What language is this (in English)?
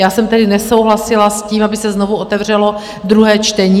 Czech